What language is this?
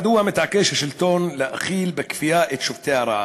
Hebrew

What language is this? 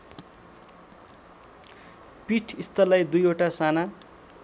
Nepali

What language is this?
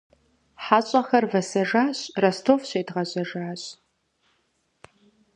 Kabardian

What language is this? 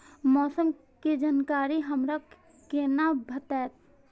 Maithili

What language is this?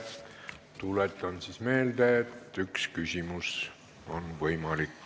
Estonian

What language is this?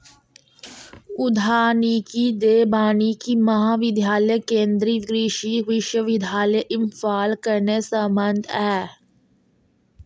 Dogri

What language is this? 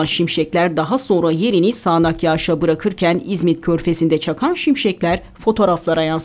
Turkish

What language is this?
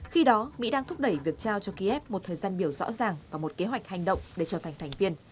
Vietnamese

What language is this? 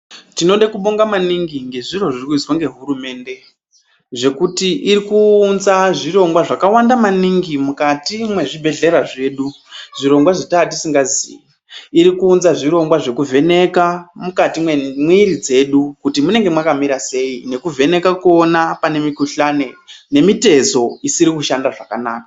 Ndau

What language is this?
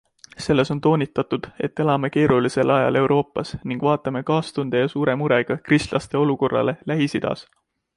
Estonian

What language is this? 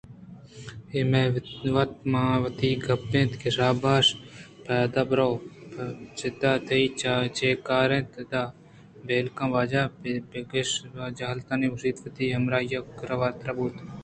Eastern Balochi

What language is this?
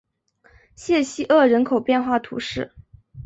Chinese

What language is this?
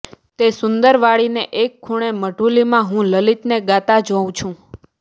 Gujarati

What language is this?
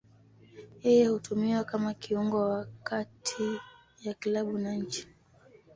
Swahili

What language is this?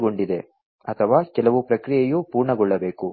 Kannada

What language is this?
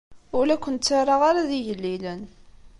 Kabyle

